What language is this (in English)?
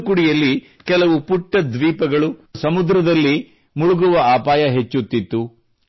Kannada